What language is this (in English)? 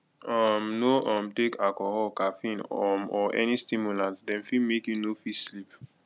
Nigerian Pidgin